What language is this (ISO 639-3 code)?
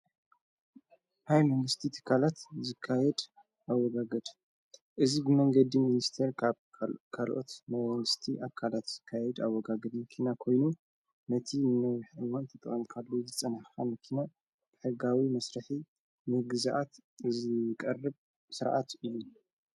tir